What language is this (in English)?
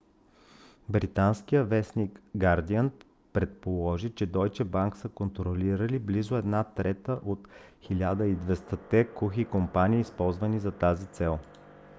Bulgarian